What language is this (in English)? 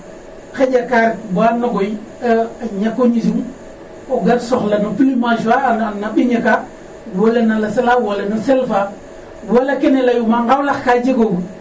Serer